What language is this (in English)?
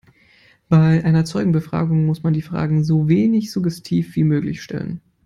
German